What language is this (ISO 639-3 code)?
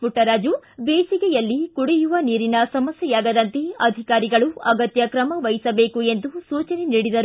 kan